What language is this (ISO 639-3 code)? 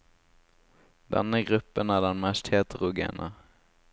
nor